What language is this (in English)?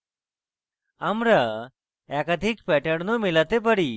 Bangla